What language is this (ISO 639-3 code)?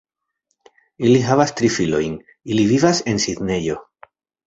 epo